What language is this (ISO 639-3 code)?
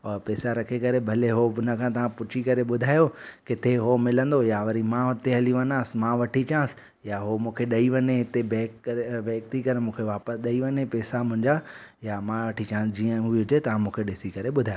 snd